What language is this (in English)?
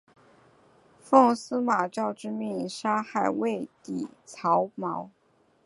Chinese